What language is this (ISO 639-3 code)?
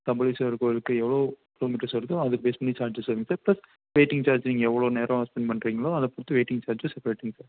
tam